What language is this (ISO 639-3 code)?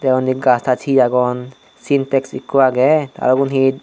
ccp